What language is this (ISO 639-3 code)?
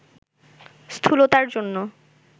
ben